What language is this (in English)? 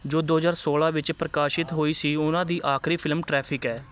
Punjabi